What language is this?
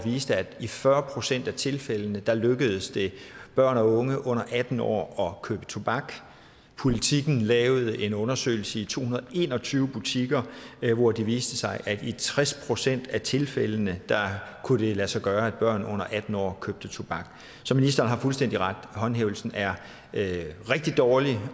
Danish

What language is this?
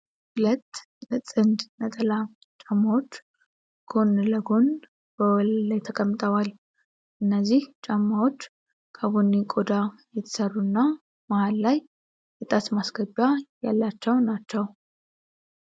Amharic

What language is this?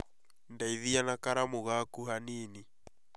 Kikuyu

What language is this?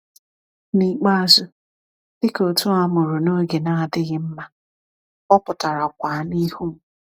Igbo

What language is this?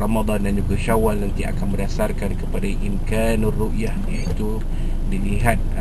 Malay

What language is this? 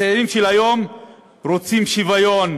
Hebrew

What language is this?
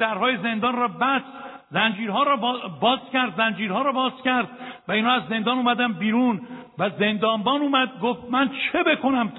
Persian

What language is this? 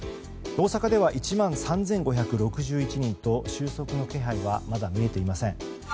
Japanese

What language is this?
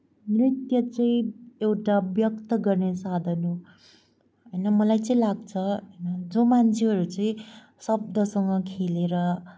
Nepali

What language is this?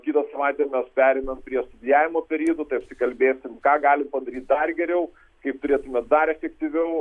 Lithuanian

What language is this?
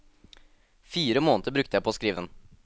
Norwegian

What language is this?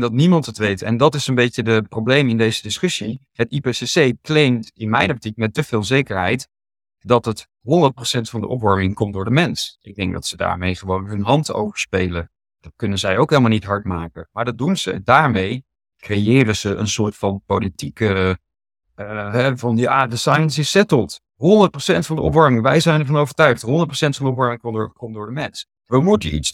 Dutch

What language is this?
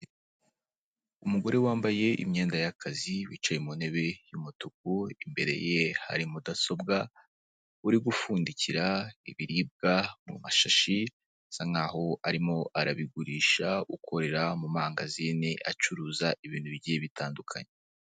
Kinyarwanda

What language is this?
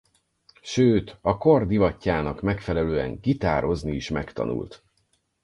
Hungarian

